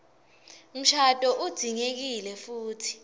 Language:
Swati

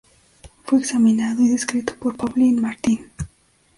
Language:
Spanish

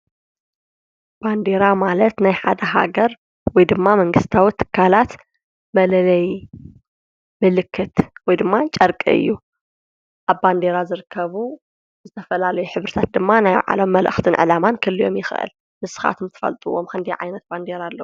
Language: Tigrinya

